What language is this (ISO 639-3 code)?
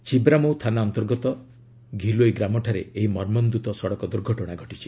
ori